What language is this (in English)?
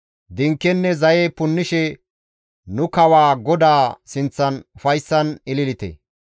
Gamo